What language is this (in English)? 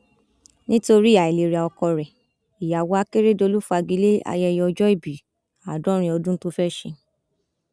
Yoruba